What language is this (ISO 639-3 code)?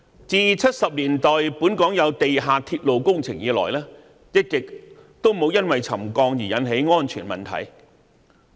yue